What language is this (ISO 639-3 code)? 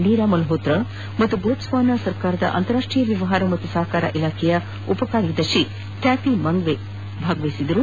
kan